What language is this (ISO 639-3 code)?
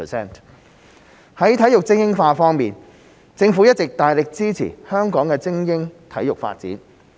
yue